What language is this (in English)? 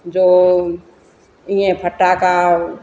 Sindhi